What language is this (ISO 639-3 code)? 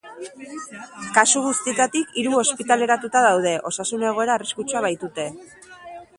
eus